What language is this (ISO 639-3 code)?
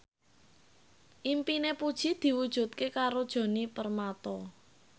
jav